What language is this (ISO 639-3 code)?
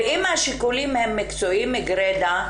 heb